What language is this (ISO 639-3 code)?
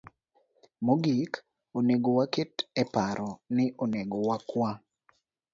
luo